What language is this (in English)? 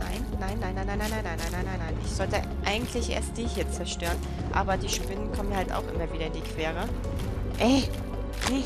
German